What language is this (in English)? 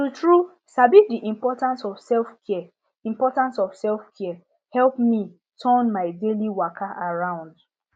Nigerian Pidgin